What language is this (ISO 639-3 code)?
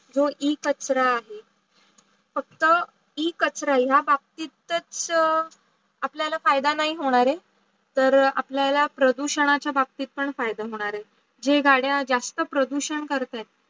mar